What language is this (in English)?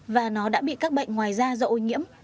Vietnamese